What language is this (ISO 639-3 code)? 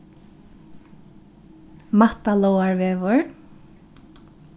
fao